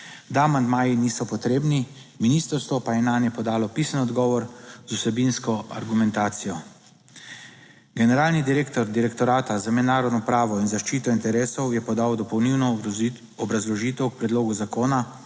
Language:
Slovenian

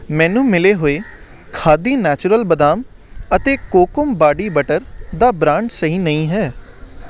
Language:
Punjabi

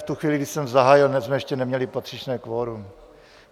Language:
Czech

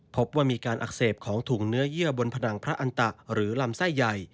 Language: Thai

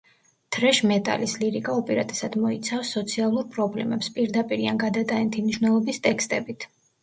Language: Georgian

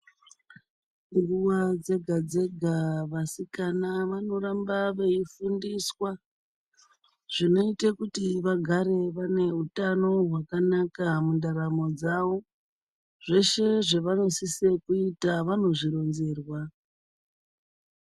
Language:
Ndau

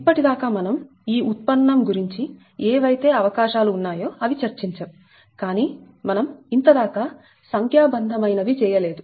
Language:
Telugu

